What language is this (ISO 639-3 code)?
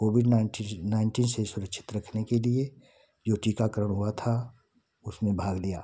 hin